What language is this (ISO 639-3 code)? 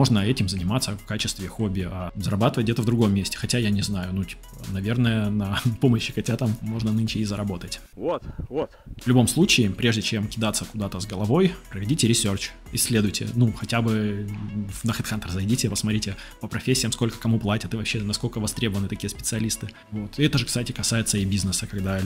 rus